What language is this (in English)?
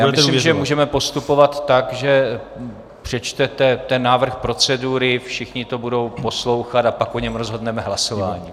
Czech